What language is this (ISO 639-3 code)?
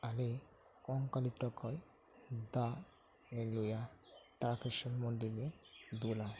sat